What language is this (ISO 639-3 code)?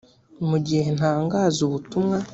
kin